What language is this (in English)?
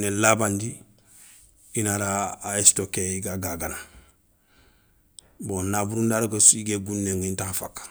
Soninke